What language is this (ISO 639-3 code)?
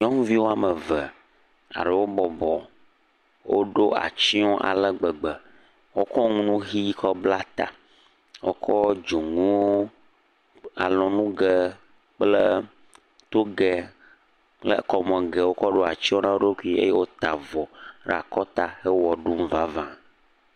ewe